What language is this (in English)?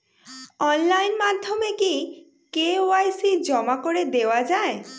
Bangla